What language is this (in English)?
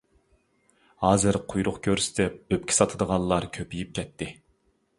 Uyghur